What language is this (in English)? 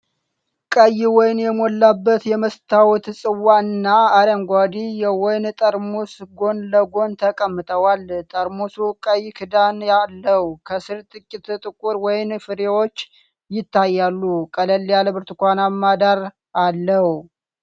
Amharic